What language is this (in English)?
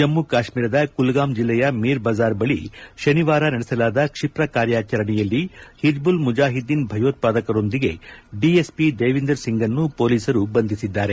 Kannada